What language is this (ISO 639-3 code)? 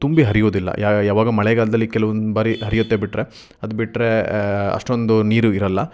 kan